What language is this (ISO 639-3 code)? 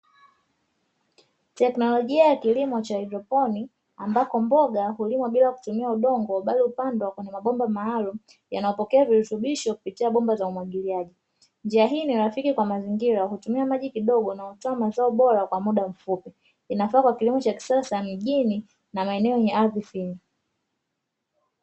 swa